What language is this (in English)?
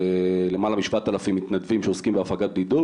Hebrew